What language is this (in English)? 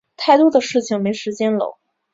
Chinese